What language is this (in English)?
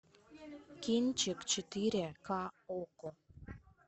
Russian